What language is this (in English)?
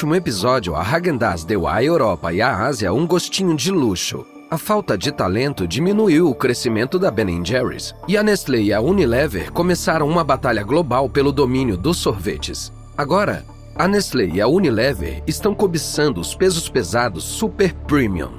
Portuguese